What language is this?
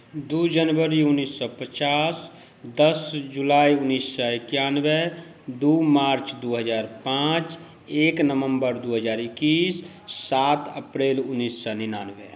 Maithili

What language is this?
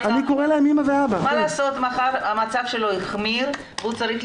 Hebrew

